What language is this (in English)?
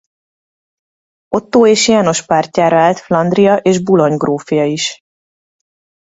Hungarian